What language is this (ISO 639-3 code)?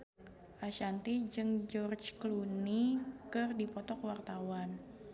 sun